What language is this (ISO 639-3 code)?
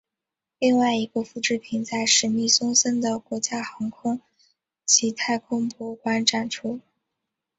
zho